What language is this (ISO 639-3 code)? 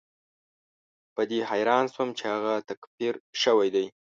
pus